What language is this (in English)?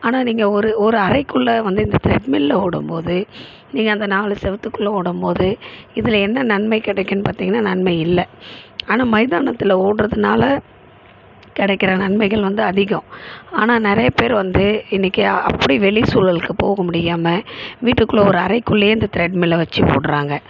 Tamil